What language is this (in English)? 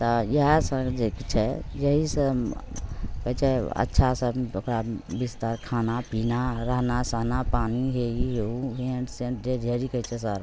Maithili